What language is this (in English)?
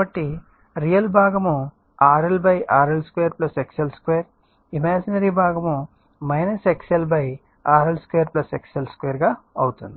Telugu